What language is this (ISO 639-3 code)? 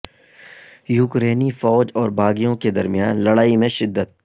urd